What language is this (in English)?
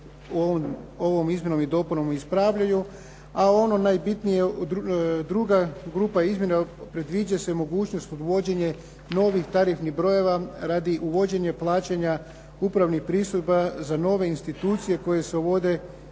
Croatian